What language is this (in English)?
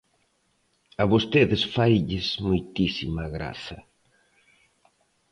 Galician